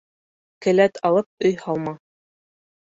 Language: Bashkir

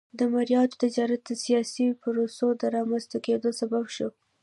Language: Pashto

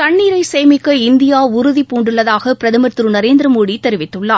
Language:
Tamil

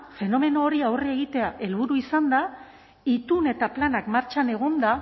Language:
Basque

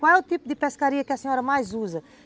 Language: Portuguese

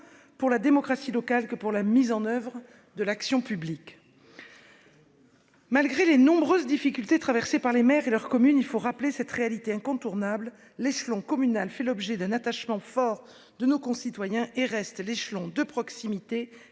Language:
French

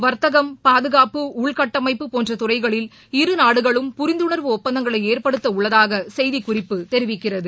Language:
Tamil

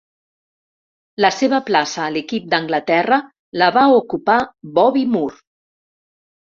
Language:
Catalan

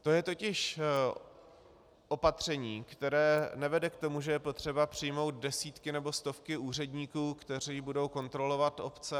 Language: Czech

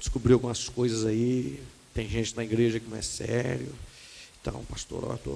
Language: Portuguese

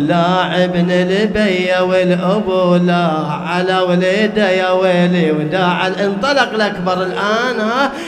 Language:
Arabic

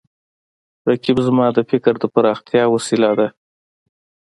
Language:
Pashto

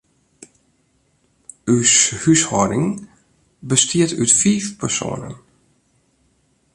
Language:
Western Frisian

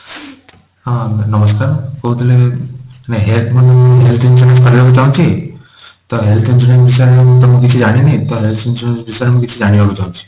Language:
Odia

